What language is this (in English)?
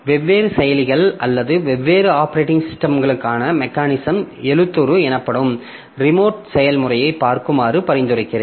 Tamil